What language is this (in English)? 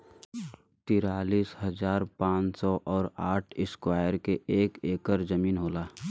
Bhojpuri